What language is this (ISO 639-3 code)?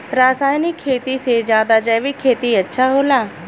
bho